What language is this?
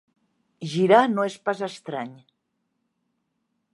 Catalan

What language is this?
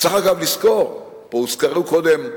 Hebrew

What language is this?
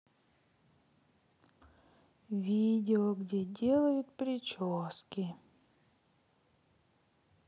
Russian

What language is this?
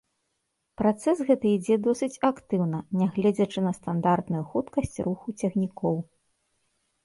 Belarusian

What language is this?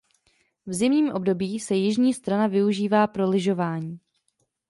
Czech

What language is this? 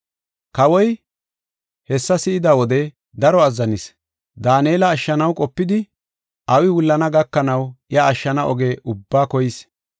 Gofa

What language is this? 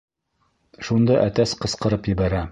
Bashkir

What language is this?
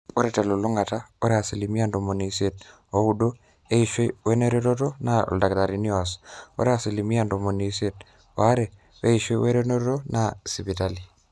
Masai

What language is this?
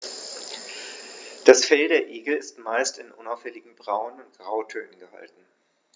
German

